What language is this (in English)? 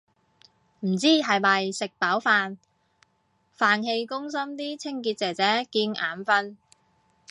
Cantonese